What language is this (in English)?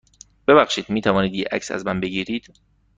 Persian